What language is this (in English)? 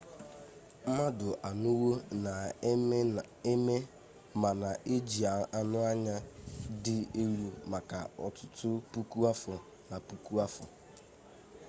Igbo